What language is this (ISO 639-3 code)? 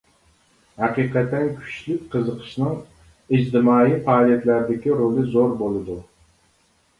uig